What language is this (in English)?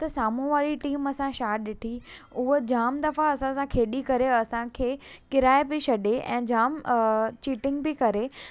Sindhi